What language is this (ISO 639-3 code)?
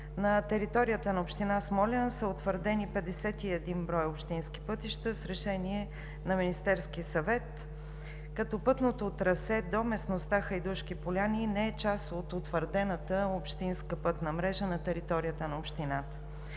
bul